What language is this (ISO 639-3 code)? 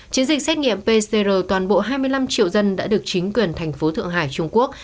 vie